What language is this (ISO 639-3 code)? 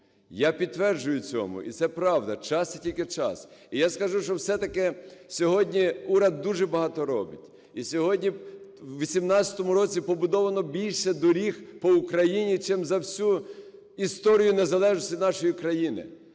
ukr